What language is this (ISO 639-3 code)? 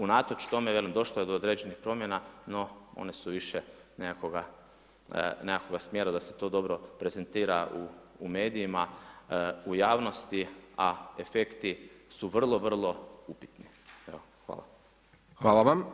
hrv